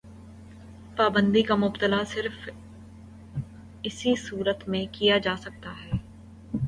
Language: Urdu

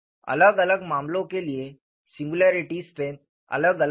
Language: Hindi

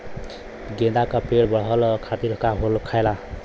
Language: Bhojpuri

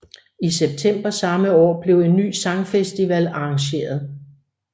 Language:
Danish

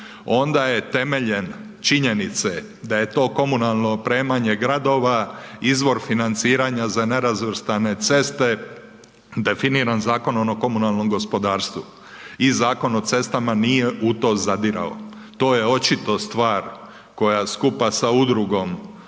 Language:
Croatian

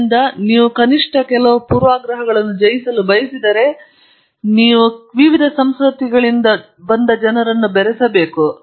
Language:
Kannada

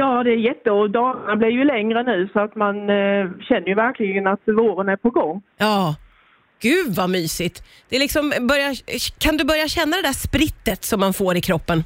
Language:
Swedish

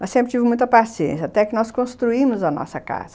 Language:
Portuguese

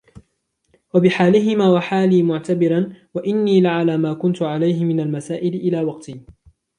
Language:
Arabic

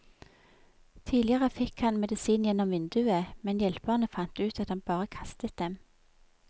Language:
Norwegian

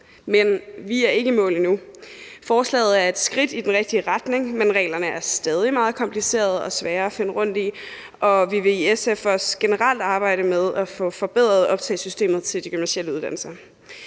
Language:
Danish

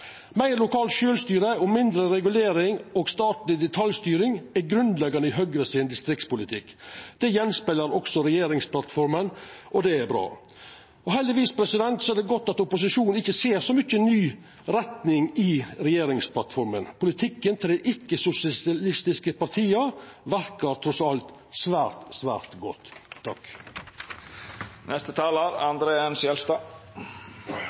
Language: Norwegian Nynorsk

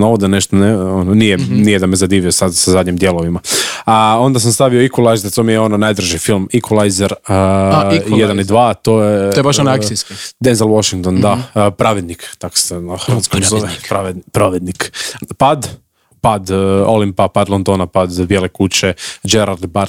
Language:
Croatian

